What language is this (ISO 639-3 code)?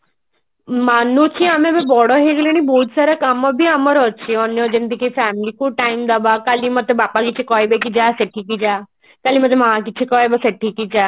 ori